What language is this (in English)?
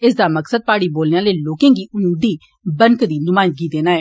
Dogri